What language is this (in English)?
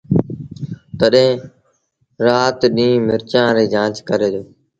Sindhi Bhil